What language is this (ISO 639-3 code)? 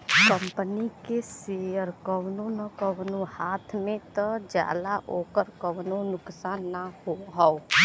bho